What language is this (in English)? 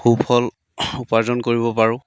Assamese